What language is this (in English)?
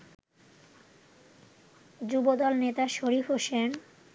Bangla